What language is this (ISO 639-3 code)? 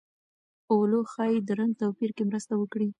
pus